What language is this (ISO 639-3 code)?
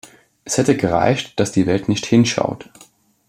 deu